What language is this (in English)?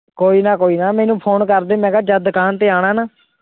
Punjabi